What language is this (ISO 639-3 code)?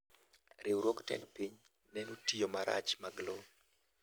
luo